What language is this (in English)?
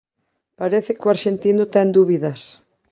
Galician